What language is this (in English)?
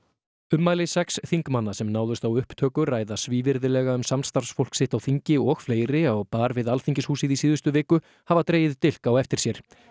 Icelandic